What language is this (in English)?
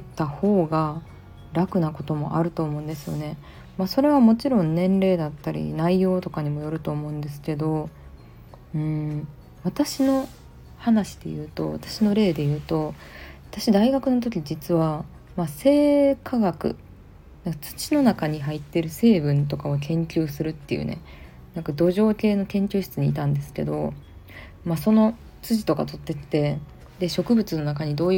Japanese